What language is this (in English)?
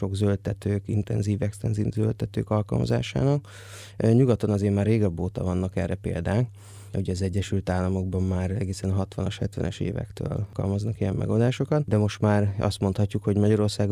Hungarian